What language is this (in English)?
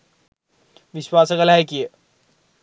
Sinhala